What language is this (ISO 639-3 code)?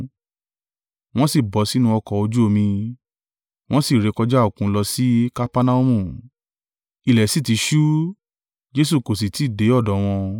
yor